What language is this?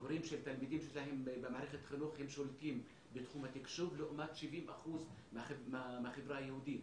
Hebrew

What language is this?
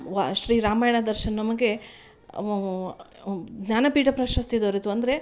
Kannada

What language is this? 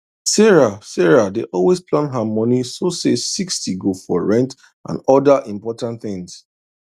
Nigerian Pidgin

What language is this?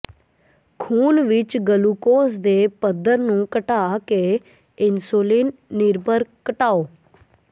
Punjabi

